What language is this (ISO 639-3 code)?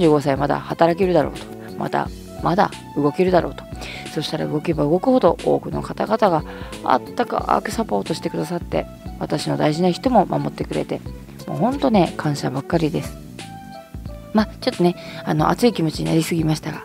jpn